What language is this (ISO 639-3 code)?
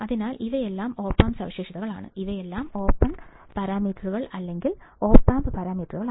mal